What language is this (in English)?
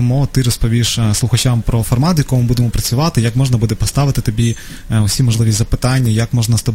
Ukrainian